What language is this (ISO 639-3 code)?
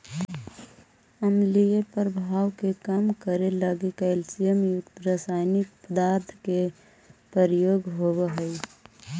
mag